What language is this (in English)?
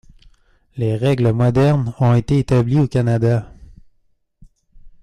French